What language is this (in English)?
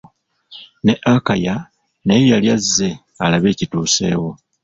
Ganda